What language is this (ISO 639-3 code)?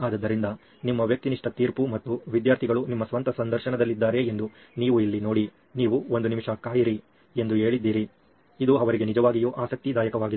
kan